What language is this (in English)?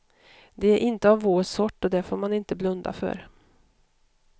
Swedish